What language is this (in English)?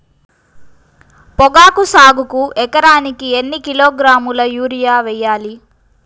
Telugu